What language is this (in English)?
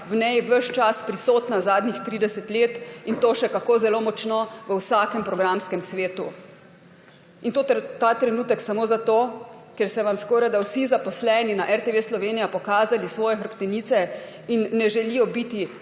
Slovenian